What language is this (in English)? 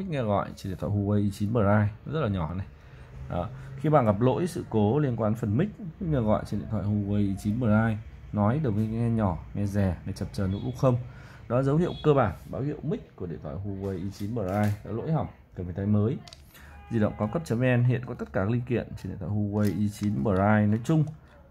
Vietnamese